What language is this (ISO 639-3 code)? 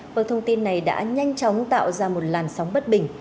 vie